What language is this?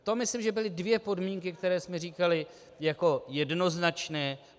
Czech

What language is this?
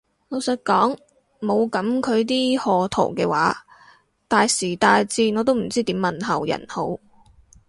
Cantonese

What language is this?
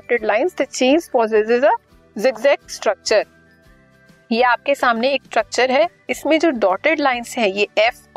Hindi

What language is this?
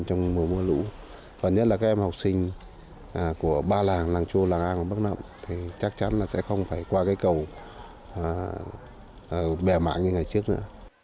Vietnamese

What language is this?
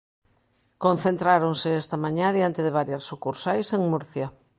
Galician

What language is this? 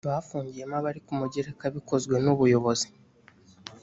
Kinyarwanda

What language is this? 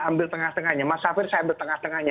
Indonesian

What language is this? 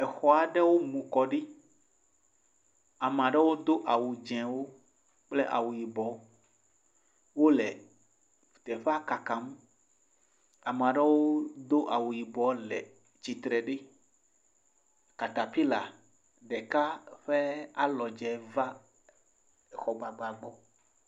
Ewe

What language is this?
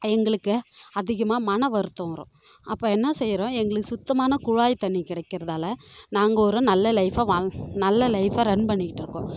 Tamil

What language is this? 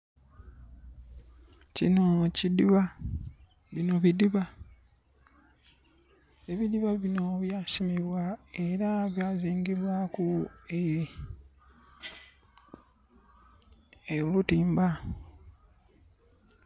Soga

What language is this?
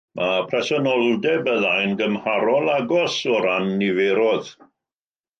Welsh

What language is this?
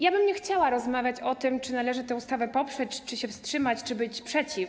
Polish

